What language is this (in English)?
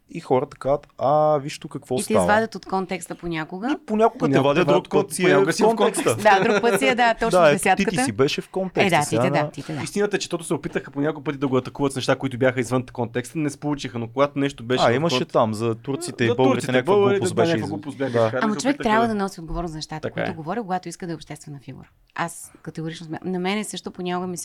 Bulgarian